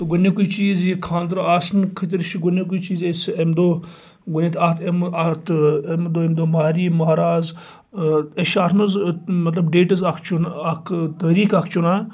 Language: Kashmiri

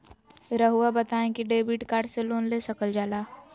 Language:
Magahi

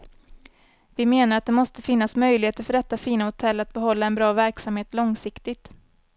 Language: Swedish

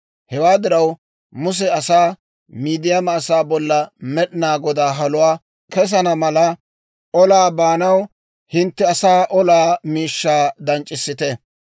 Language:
Dawro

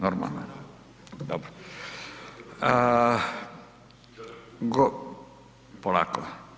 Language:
Croatian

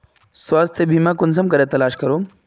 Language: Magahi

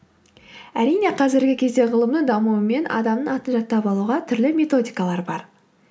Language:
Kazakh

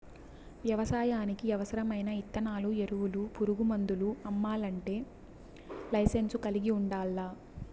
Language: Telugu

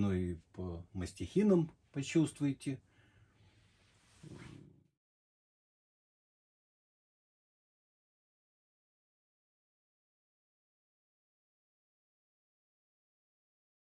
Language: Russian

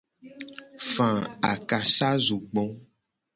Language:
Gen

